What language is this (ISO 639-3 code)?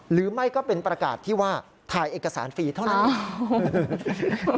tha